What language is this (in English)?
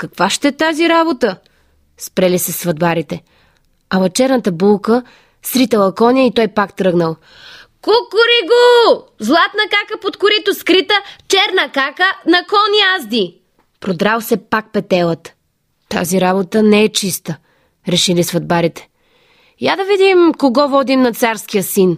Bulgarian